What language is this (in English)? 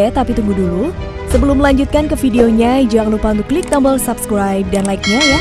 Indonesian